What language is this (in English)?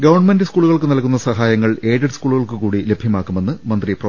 Malayalam